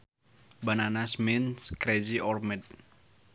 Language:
Sundanese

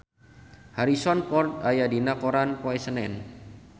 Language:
Sundanese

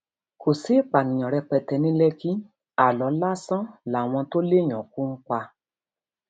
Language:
Yoruba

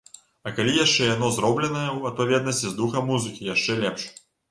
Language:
Belarusian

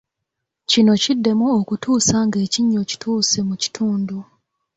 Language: Ganda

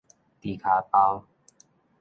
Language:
Min Nan Chinese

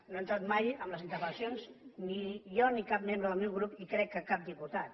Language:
Catalan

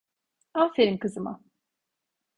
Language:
Turkish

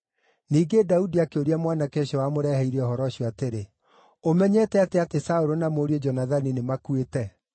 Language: Kikuyu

